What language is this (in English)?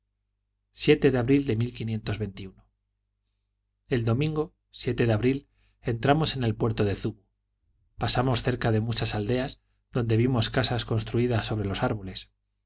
Spanish